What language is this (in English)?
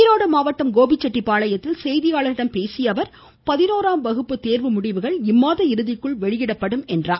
Tamil